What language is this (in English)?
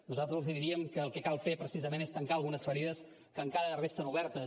Catalan